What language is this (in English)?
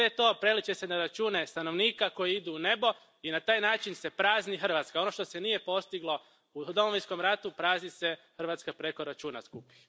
Croatian